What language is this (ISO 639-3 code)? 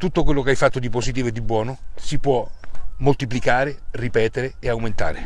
ita